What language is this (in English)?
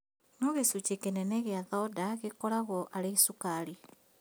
Kikuyu